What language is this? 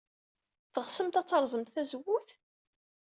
Kabyle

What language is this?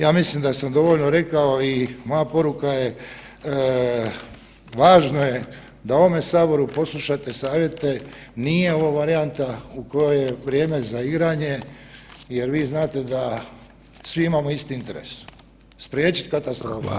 Croatian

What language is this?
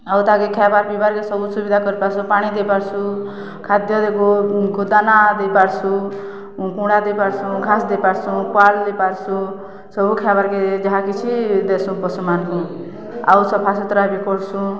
Odia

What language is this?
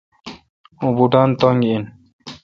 Kalkoti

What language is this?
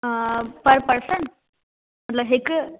Sindhi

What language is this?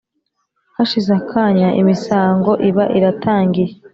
Kinyarwanda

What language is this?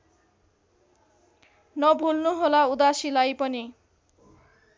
Nepali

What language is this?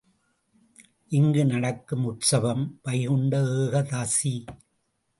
Tamil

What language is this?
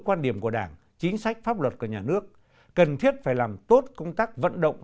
Vietnamese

